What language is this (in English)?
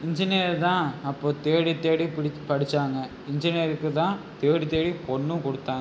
Tamil